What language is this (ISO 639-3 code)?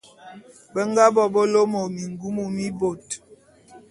bum